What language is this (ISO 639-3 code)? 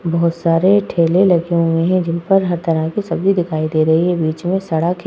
hin